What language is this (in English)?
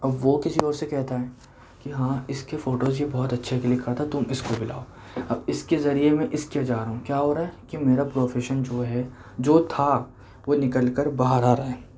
Urdu